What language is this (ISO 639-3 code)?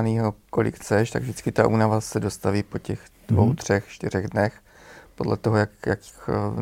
ces